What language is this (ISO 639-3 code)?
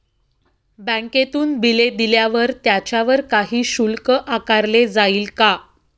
mar